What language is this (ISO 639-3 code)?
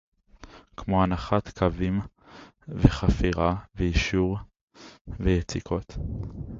heb